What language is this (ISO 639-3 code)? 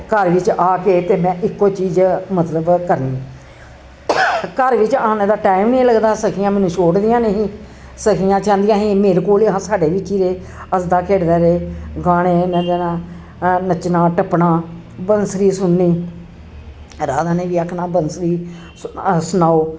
doi